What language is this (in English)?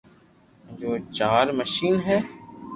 Loarki